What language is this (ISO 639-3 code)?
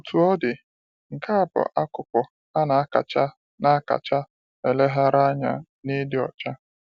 ibo